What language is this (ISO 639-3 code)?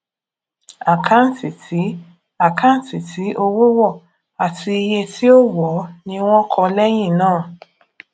yor